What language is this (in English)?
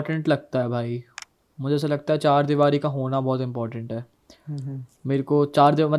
Hindi